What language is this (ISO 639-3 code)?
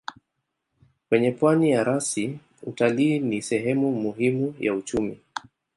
swa